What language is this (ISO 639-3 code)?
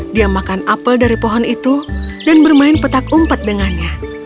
ind